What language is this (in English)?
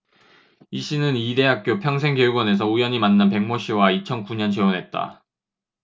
Korean